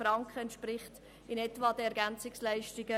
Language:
Swiss German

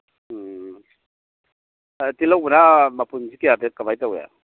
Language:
Manipuri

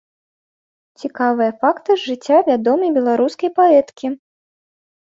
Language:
Belarusian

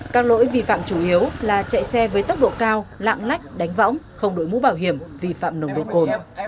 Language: Vietnamese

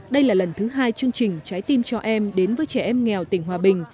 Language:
Vietnamese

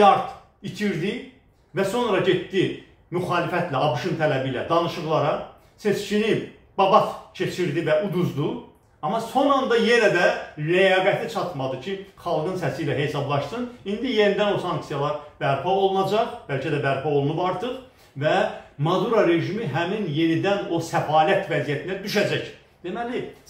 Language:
Turkish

